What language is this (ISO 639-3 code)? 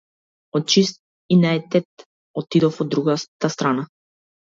mkd